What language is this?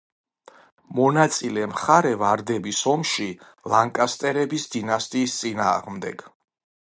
Georgian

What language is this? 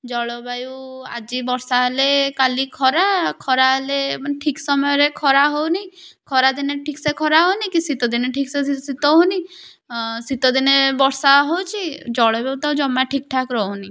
Odia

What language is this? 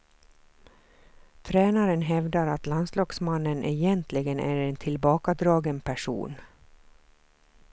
Swedish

